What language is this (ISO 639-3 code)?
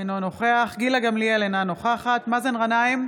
heb